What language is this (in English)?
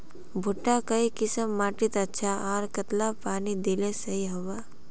Magahi